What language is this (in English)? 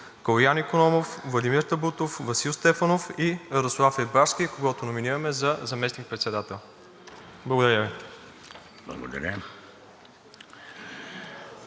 Bulgarian